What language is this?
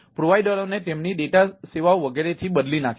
Gujarati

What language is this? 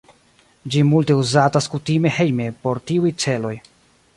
Esperanto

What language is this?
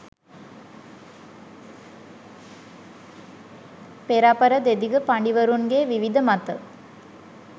Sinhala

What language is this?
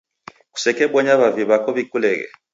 Taita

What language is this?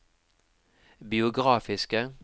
Norwegian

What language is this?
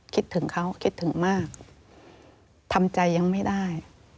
Thai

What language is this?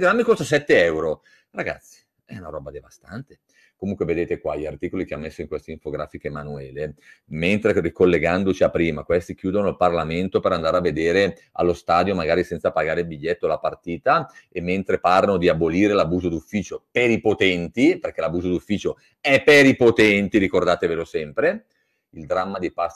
Italian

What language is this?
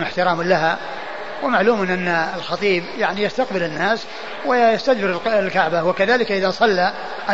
Arabic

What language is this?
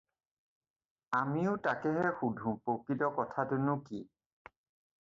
Assamese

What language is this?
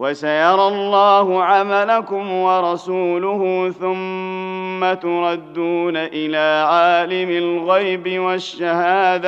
Arabic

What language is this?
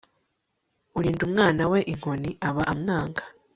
Kinyarwanda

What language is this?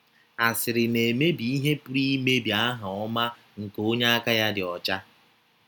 Igbo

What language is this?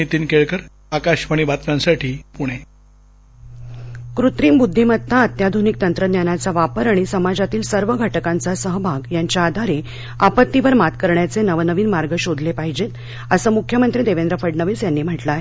Marathi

